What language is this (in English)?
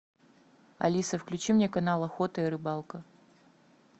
Russian